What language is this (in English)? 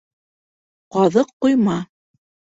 Bashkir